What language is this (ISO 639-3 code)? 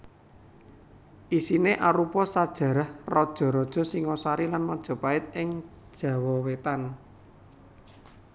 jav